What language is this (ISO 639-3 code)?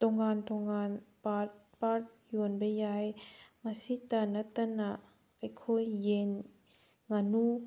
mni